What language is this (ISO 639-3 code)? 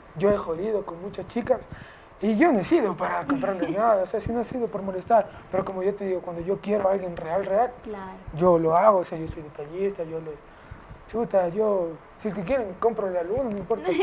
spa